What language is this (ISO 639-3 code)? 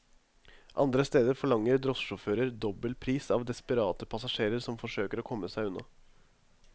nor